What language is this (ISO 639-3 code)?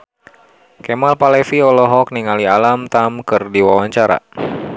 sun